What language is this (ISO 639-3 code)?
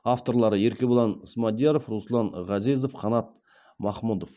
kaz